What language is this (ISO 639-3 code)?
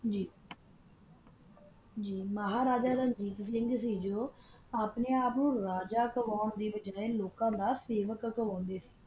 pan